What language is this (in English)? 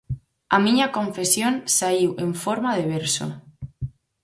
Galician